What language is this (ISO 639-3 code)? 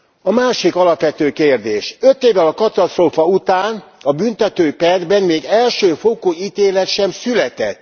hun